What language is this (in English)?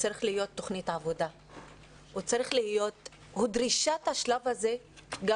Hebrew